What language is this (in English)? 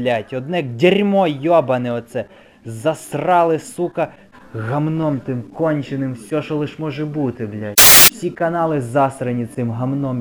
Ukrainian